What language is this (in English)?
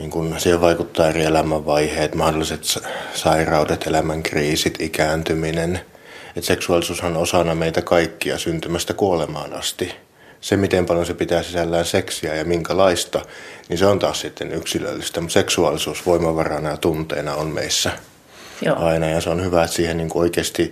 Finnish